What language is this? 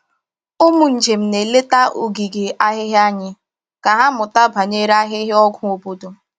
Igbo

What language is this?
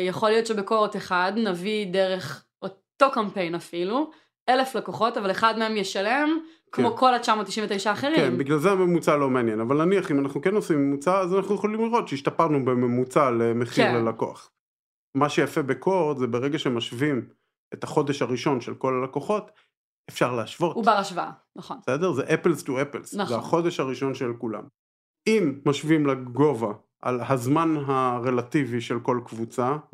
Hebrew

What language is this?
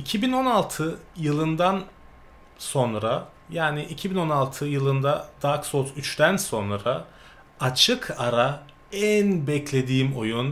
Turkish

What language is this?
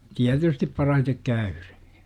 Finnish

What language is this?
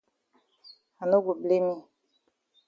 Cameroon Pidgin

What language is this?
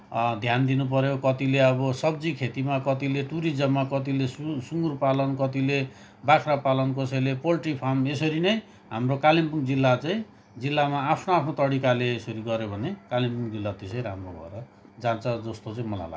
Nepali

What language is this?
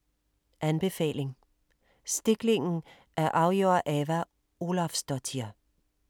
Danish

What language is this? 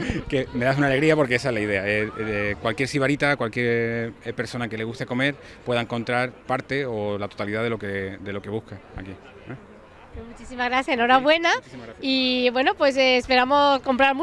Spanish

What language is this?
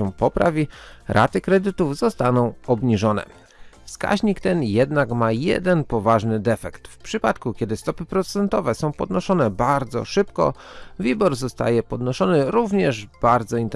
Polish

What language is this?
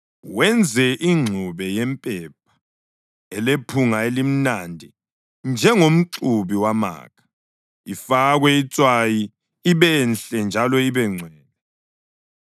North Ndebele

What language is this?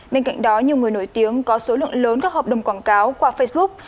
Vietnamese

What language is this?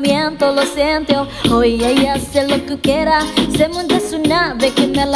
Thai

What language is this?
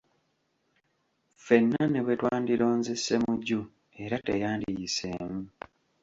Ganda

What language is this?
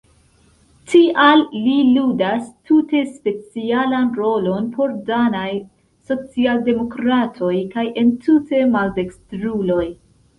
Esperanto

